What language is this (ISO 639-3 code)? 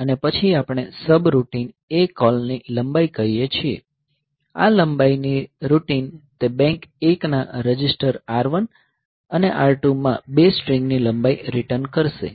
guj